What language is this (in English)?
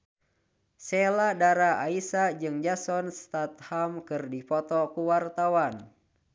Sundanese